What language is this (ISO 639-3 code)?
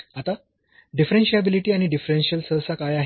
mar